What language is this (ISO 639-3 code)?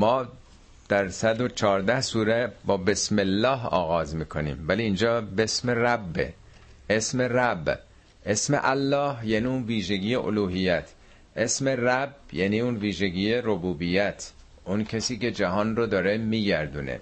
fas